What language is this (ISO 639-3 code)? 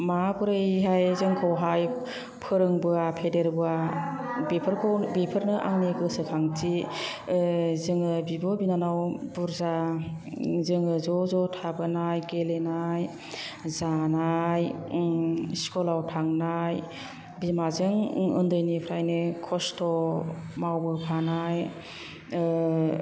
brx